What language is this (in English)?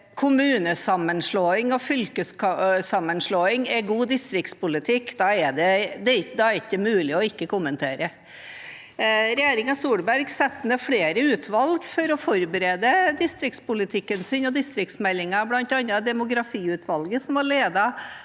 Norwegian